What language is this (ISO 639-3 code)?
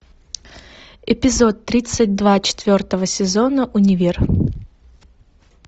rus